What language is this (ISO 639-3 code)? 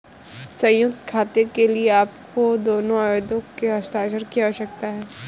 hin